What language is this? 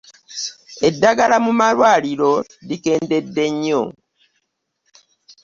Ganda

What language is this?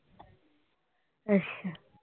Punjabi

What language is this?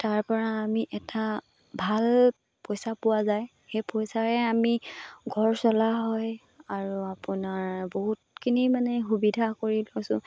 Assamese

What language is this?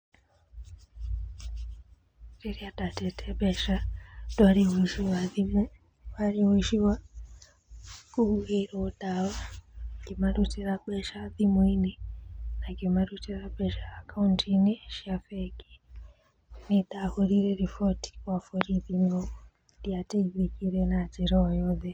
Kikuyu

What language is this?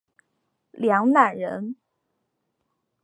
Chinese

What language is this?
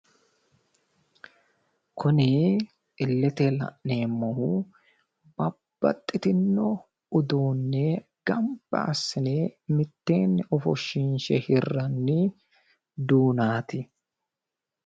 Sidamo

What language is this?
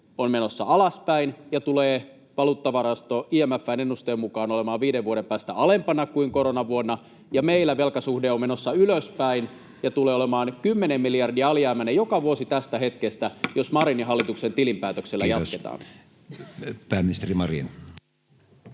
Finnish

